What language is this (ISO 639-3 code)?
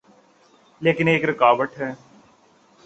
urd